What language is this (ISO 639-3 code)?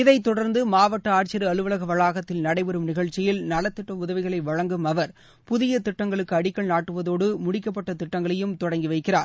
tam